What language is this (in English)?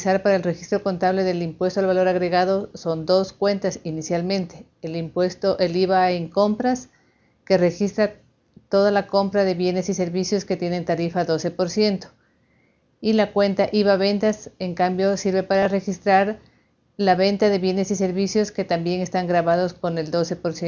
Spanish